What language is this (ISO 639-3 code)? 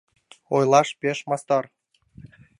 chm